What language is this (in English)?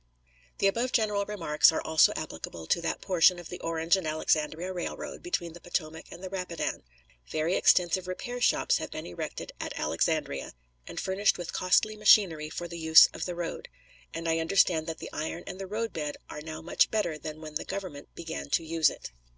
English